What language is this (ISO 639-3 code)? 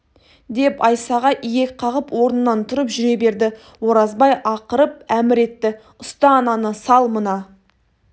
kaz